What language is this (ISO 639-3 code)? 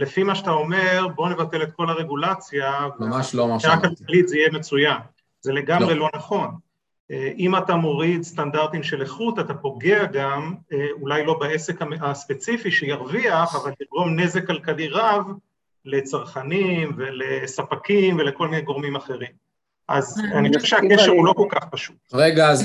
heb